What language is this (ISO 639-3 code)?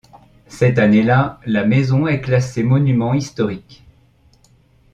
fra